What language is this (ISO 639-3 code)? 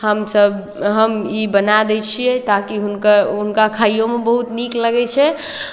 mai